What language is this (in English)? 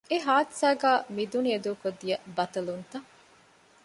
Divehi